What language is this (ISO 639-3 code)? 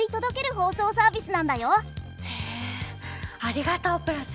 jpn